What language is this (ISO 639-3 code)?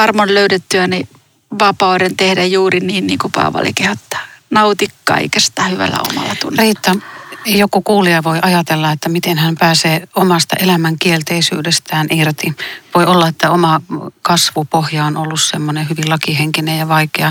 fin